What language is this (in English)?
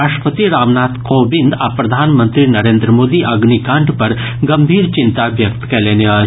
Maithili